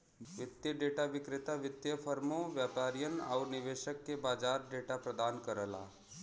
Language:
Bhojpuri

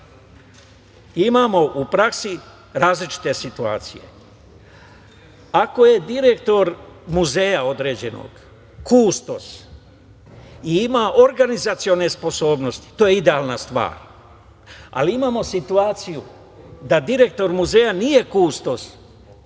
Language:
Serbian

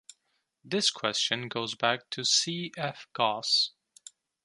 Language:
English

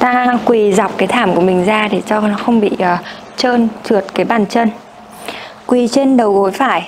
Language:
Vietnamese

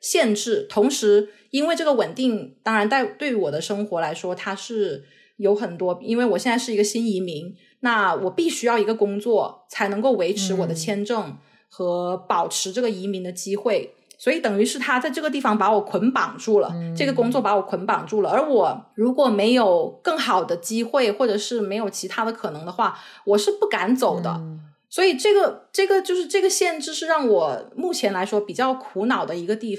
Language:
Chinese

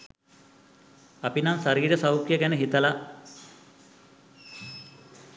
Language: Sinhala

